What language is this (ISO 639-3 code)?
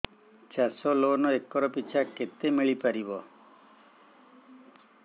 ori